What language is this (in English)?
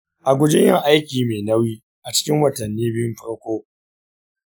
Hausa